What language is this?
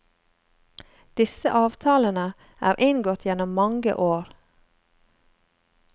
Norwegian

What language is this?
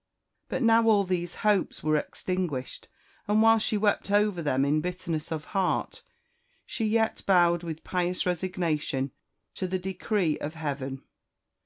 English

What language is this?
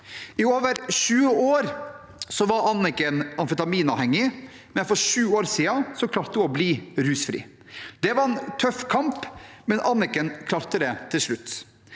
Norwegian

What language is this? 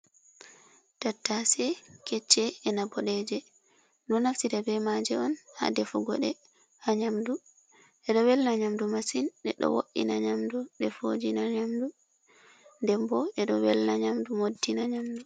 Fula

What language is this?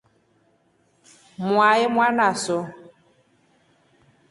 Rombo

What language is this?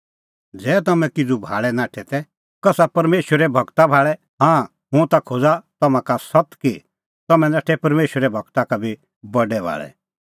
Kullu Pahari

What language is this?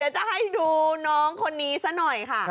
Thai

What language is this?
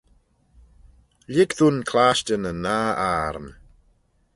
Manx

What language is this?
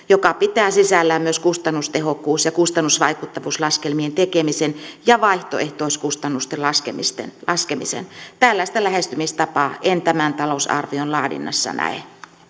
Finnish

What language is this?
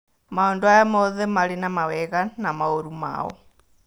Kikuyu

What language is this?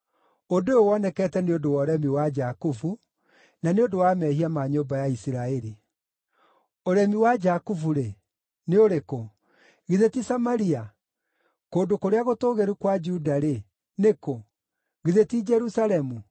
Kikuyu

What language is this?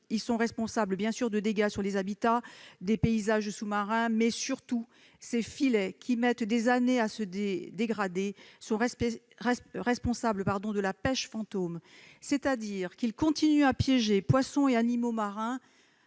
French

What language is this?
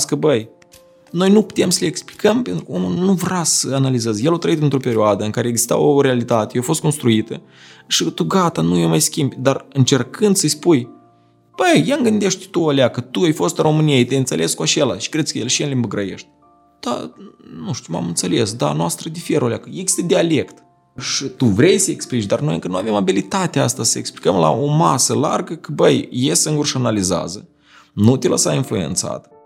Romanian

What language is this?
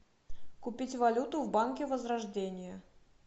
Russian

